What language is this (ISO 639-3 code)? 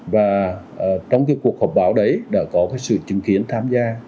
vie